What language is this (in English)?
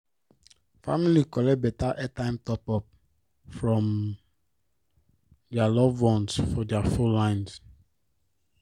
Nigerian Pidgin